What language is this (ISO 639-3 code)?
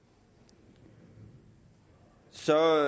dan